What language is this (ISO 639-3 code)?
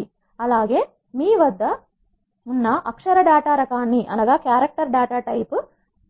tel